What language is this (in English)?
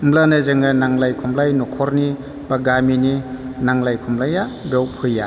Bodo